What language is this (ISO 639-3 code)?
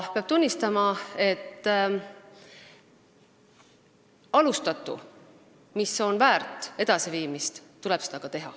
est